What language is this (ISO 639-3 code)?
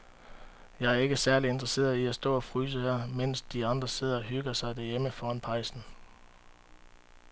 dan